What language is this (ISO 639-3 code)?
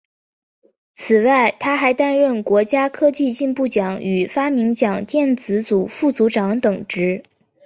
zho